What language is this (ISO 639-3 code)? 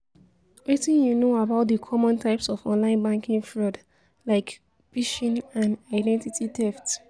pcm